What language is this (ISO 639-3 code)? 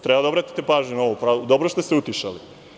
srp